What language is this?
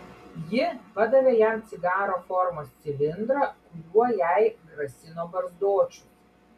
Lithuanian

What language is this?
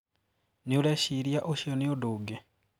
Kikuyu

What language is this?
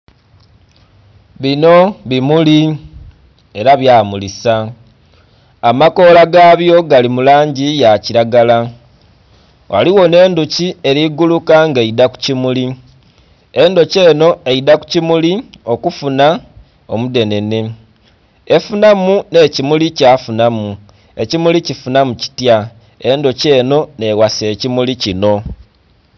Soga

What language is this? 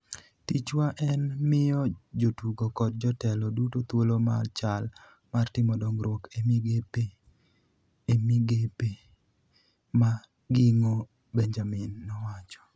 Luo (Kenya and Tanzania)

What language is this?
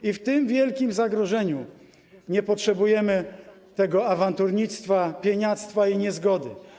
Polish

